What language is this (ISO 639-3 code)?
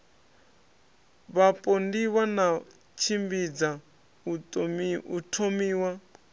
ven